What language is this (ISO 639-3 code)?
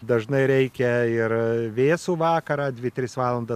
lit